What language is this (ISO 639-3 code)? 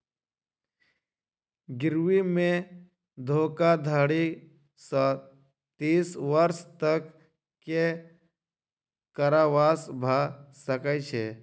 mai